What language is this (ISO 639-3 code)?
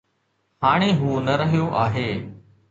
snd